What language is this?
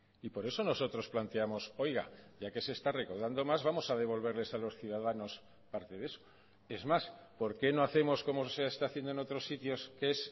Spanish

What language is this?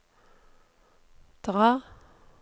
Norwegian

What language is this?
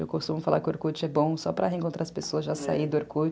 Portuguese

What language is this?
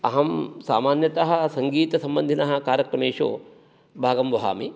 Sanskrit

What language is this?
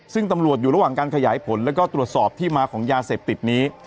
Thai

